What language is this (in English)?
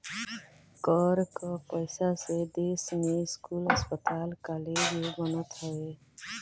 Bhojpuri